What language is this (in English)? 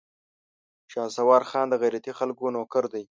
Pashto